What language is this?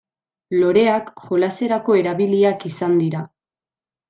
Basque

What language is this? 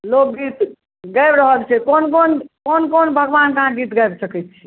Maithili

